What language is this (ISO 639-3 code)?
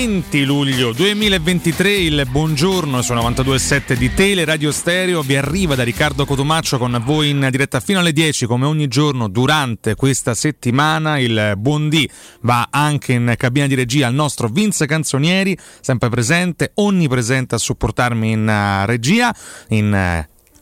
ita